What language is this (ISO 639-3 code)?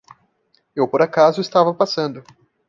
por